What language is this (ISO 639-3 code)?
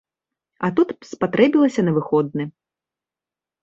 bel